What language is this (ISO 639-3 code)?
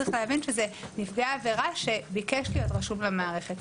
heb